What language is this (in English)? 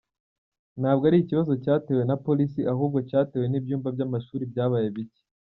Kinyarwanda